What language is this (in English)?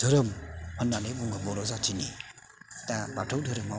Bodo